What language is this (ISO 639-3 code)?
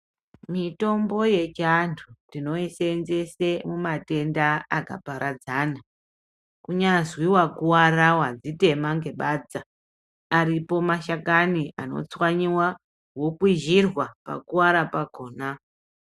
ndc